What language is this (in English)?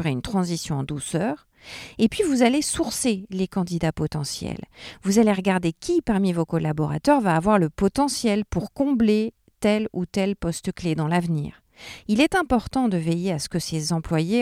French